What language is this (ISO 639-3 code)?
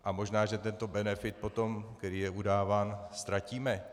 ces